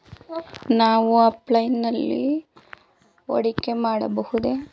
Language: Kannada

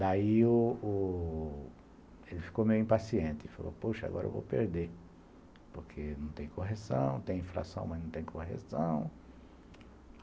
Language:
Portuguese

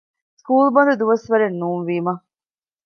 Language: Divehi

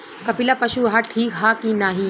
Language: Bhojpuri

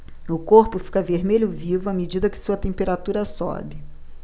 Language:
Portuguese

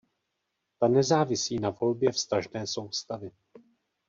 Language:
Czech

